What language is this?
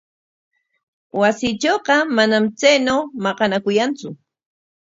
Corongo Ancash Quechua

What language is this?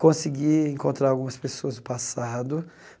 Portuguese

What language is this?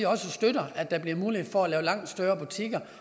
Danish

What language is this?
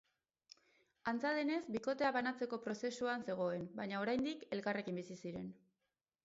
Basque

